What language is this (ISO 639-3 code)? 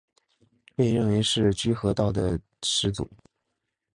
zho